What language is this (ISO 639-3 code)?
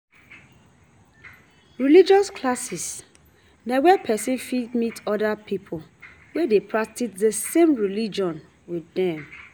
pcm